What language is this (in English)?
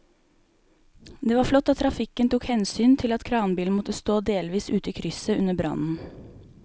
Norwegian